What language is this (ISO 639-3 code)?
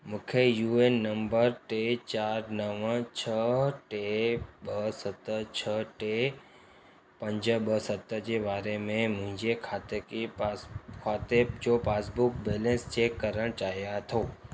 snd